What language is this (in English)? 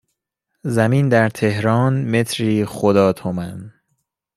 Persian